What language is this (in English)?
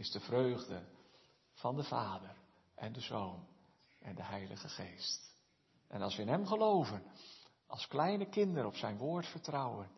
Dutch